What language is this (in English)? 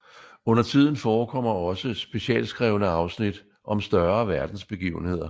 Danish